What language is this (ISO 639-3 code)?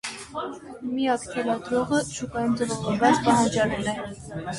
hye